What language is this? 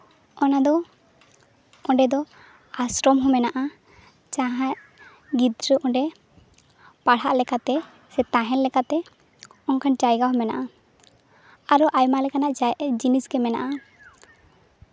Santali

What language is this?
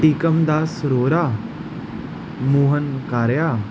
Sindhi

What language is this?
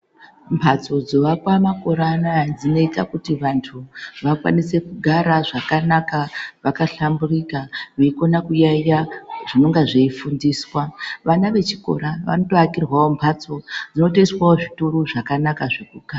Ndau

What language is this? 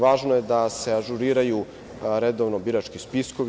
Serbian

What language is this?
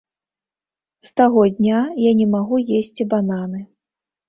Belarusian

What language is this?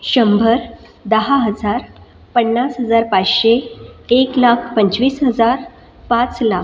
Marathi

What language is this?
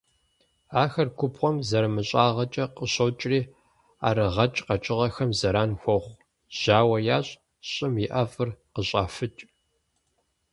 Kabardian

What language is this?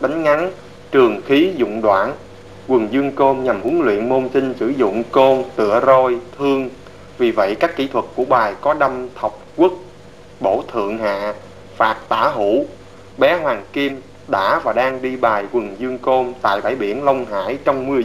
Vietnamese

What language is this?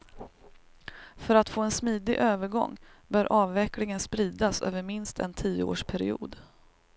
Swedish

